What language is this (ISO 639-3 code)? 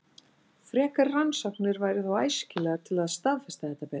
isl